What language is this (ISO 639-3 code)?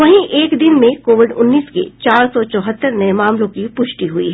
hin